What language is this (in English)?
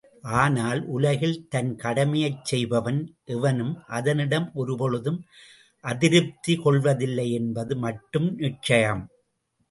Tamil